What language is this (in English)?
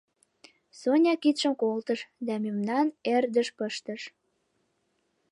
Mari